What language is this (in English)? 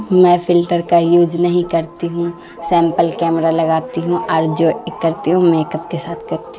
Urdu